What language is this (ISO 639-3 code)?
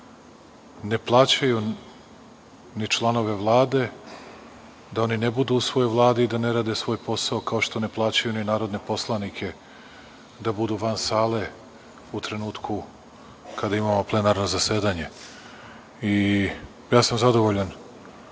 srp